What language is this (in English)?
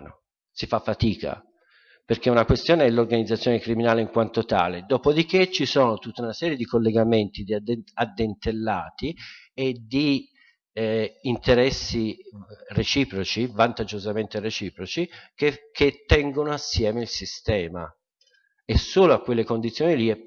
Italian